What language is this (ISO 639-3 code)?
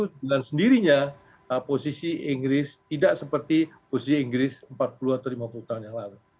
ind